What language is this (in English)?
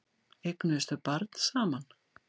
Icelandic